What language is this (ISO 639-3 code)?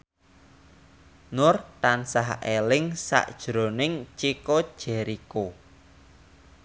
jav